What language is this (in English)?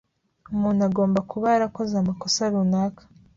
Kinyarwanda